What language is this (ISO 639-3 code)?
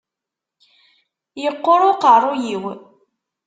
kab